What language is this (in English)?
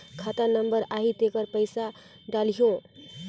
Chhattisgarhi